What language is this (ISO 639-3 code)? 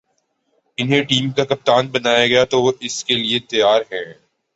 urd